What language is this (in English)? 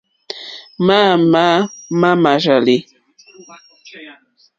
Mokpwe